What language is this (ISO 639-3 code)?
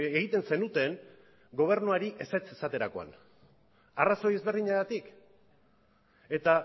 eus